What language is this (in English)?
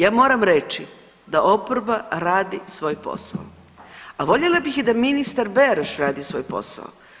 Croatian